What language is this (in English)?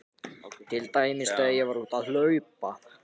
Icelandic